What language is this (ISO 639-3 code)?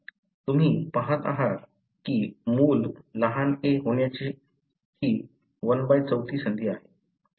mar